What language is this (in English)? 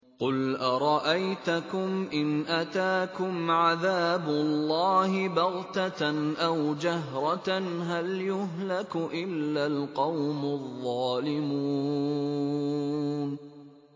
Arabic